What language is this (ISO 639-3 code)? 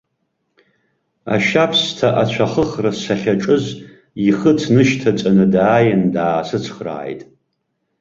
abk